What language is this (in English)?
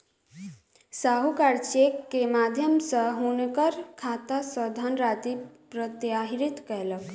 Maithili